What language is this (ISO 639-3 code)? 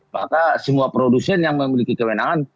ind